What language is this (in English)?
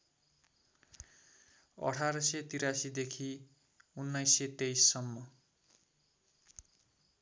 Nepali